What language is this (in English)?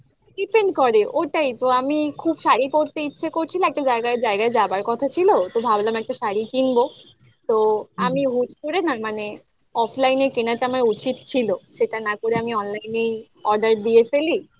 Bangla